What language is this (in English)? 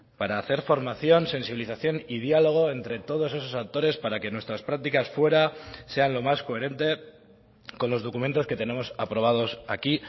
Spanish